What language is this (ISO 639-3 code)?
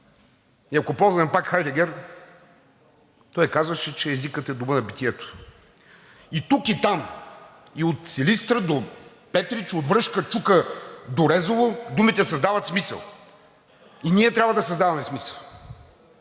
bul